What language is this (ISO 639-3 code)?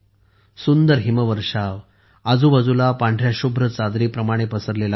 mar